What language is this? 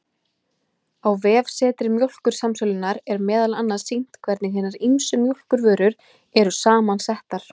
Icelandic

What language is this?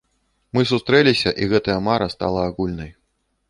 Belarusian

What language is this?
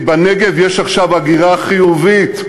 Hebrew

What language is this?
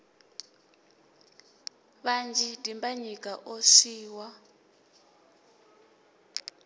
Venda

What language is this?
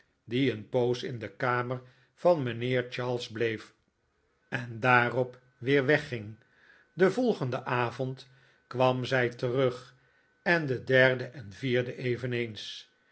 Dutch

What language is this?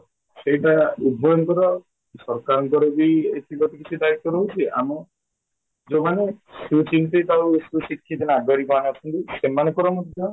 Odia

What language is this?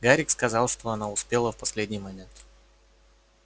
Russian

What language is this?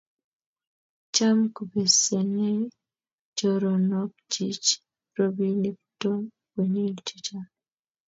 Kalenjin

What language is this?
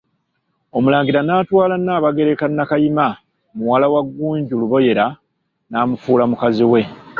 Ganda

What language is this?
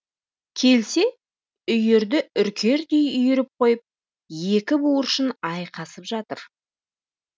Kazakh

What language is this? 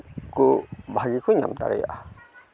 Santali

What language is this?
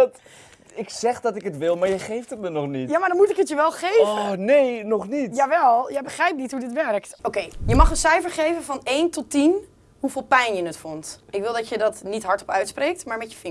Dutch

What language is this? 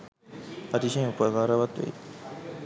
Sinhala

